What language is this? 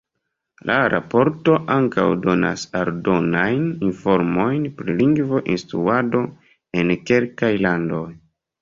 Esperanto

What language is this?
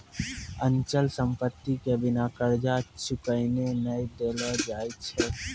Maithili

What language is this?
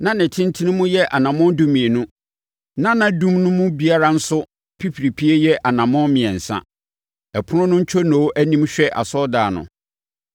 Akan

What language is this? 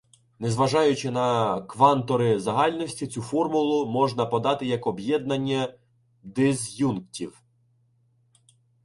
Ukrainian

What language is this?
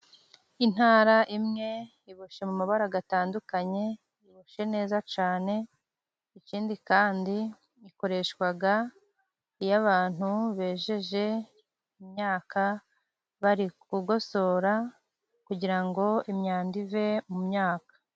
Kinyarwanda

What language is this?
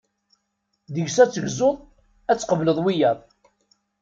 Kabyle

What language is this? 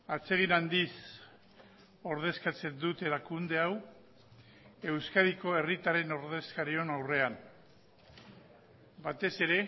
Basque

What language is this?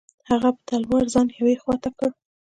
Pashto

